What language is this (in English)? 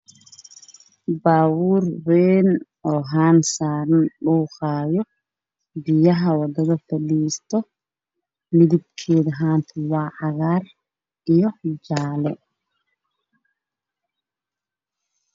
Somali